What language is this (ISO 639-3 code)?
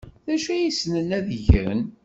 kab